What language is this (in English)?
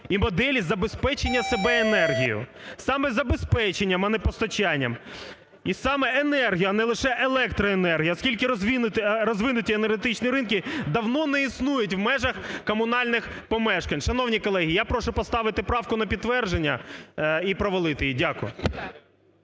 Ukrainian